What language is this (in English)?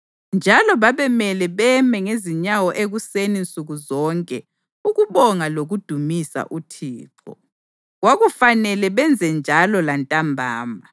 North Ndebele